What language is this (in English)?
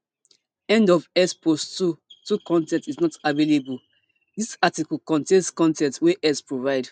Nigerian Pidgin